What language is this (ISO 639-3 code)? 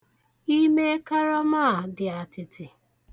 ibo